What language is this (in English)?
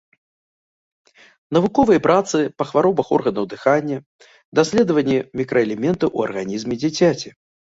Belarusian